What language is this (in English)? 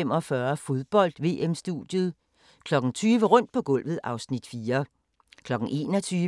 Danish